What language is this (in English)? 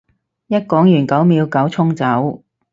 Cantonese